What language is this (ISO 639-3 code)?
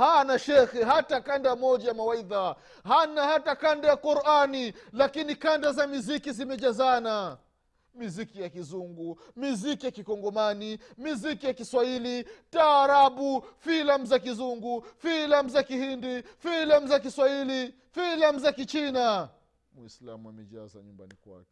swa